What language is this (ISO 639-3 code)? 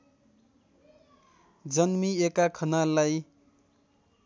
nep